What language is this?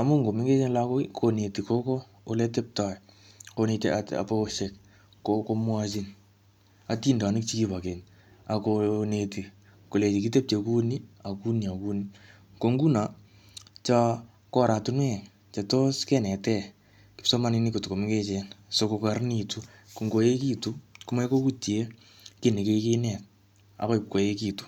Kalenjin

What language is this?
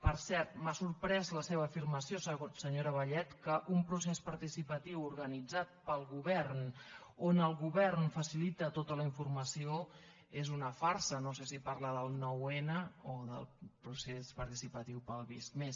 Catalan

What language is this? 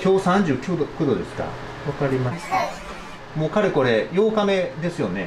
Japanese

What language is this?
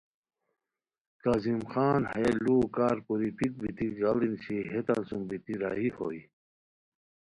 Khowar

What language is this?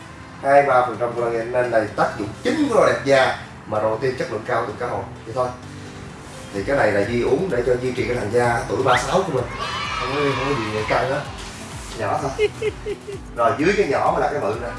Vietnamese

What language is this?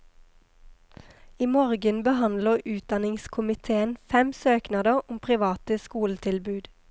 Norwegian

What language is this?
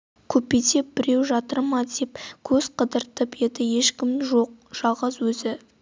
Kazakh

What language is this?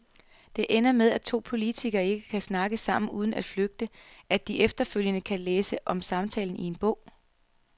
Danish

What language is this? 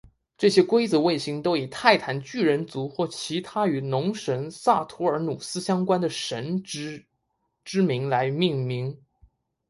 Chinese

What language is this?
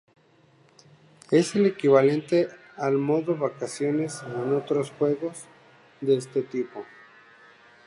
Spanish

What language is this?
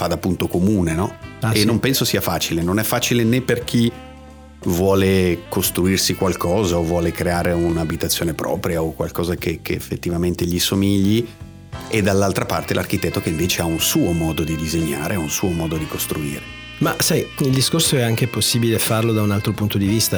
Italian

